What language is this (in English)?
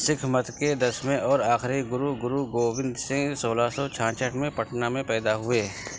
Urdu